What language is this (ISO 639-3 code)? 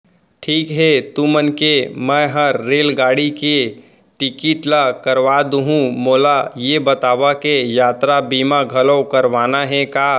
hne